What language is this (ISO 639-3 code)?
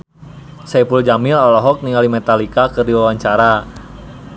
sun